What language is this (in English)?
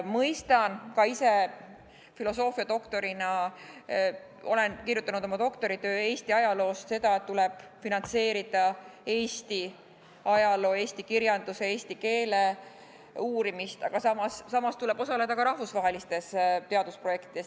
Estonian